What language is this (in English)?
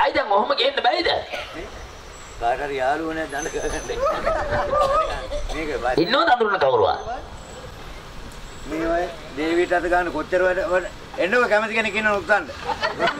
Indonesian